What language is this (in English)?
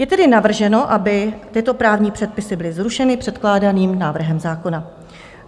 Czech